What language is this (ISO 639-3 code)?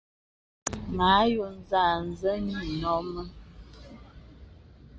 beb